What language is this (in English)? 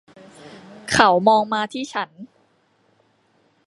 Thai